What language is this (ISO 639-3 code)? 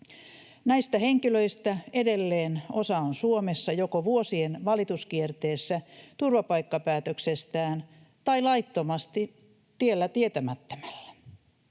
fin